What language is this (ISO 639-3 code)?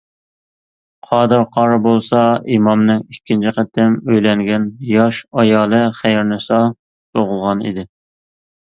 uig